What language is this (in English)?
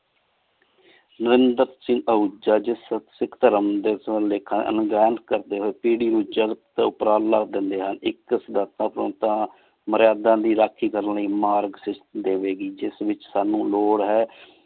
Punjabi